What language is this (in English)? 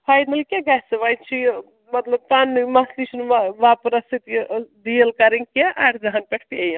Kashmiri